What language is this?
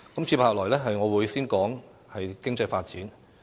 Cantonese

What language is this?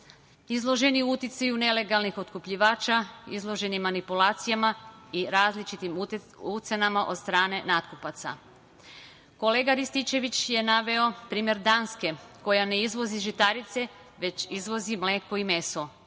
Serbian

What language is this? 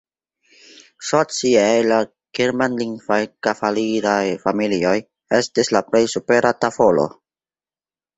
Esperanto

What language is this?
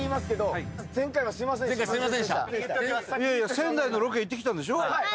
Japanese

